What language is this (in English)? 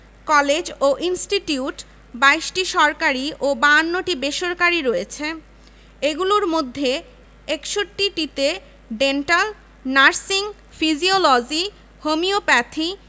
Bangla